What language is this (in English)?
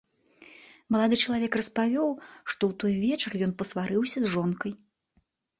Belarusian